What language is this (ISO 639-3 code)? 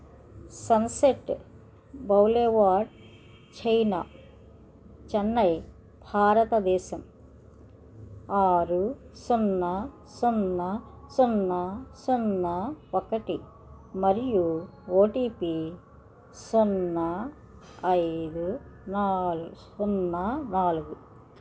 tel